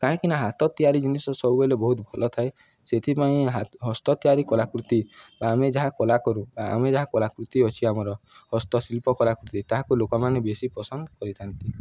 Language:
Odia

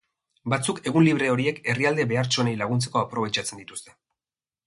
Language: Basque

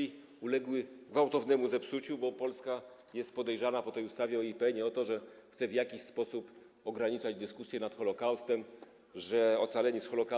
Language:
Polish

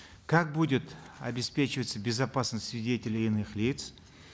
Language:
Kazakh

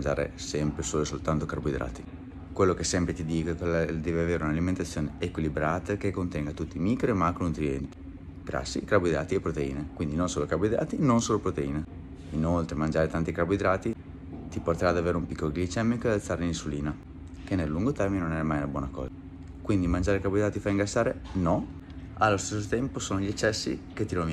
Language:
Italian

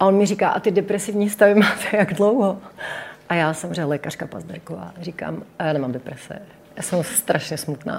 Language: Czech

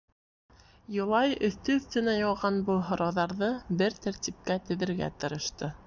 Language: Bashkir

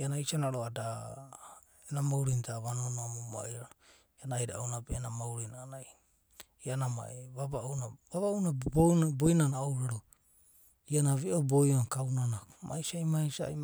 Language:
Abadi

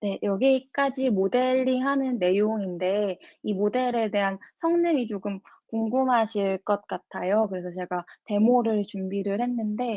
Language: Korean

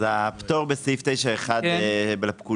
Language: Hebrew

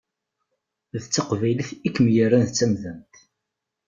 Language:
Kabyle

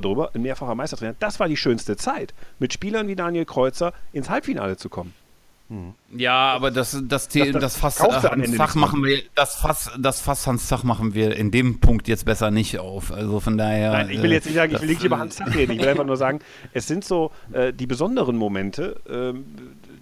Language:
German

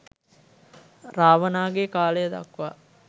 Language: Sinhala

